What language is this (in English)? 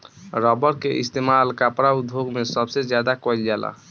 Bhojpuri